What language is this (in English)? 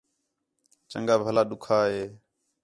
Khetrani